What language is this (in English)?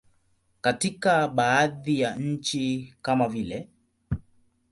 Swahili